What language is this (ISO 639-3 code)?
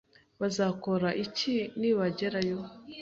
kin